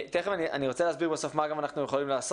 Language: Hebrew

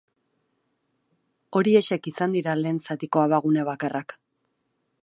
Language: Basque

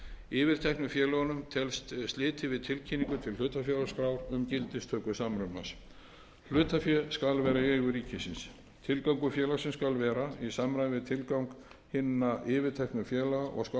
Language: Icelandic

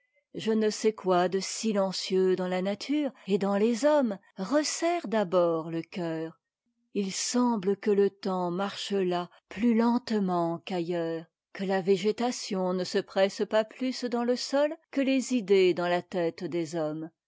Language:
French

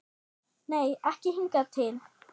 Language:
Icelandic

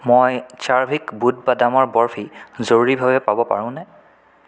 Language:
Assamese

